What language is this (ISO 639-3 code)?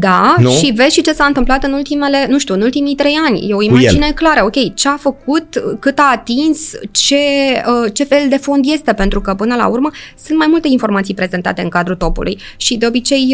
ron